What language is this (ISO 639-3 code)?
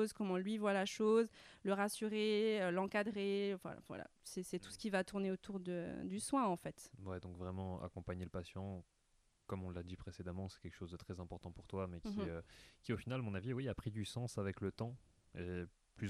fra